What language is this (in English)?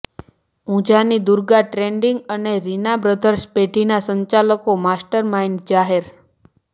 Gujarati